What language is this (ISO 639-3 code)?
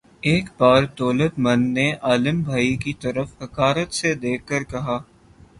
urd